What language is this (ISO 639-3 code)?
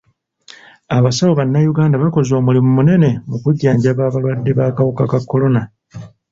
lug